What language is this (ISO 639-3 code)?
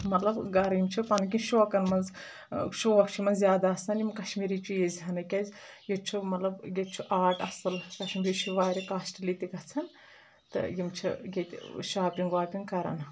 kas